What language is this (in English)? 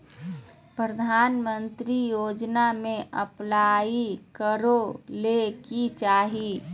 Magahi